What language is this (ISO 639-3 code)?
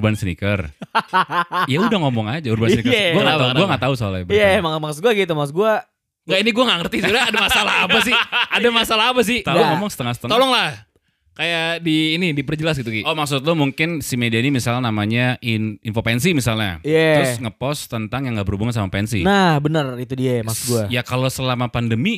ind